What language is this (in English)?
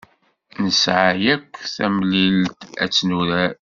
Kabyle